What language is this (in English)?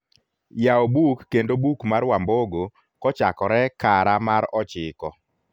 Luo (Kenya and Tanzania)